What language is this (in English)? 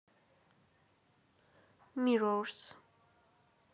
Russian